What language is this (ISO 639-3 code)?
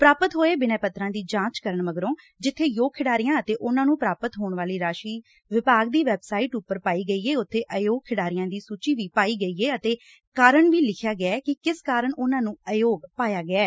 pan